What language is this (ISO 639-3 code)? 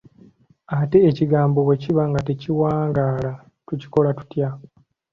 lug